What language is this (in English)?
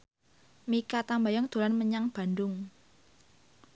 Javanese